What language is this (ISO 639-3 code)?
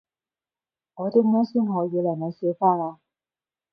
yue